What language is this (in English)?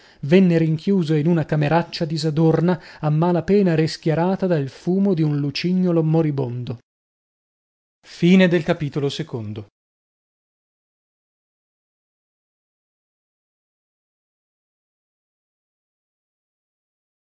Italian